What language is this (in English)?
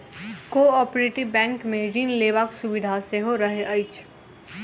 Maithili